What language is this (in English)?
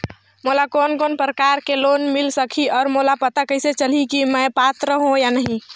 Chhattisgarhi